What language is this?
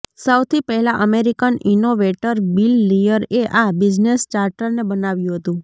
Gujarati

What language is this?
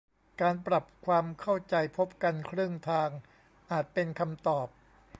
Thai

